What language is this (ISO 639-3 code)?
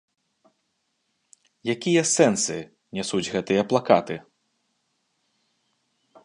bel